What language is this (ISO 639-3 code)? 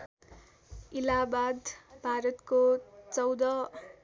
nep